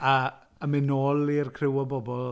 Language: Welsh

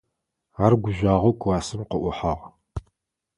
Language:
Adyghe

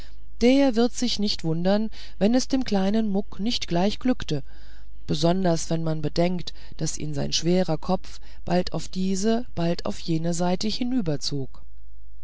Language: German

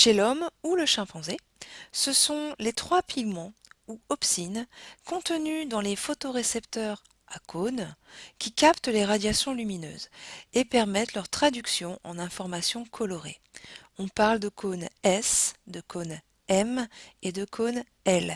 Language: French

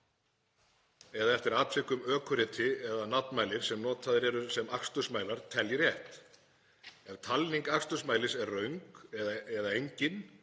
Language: Icelandic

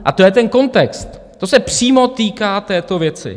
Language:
Czech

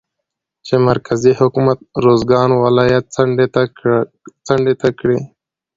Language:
Pashto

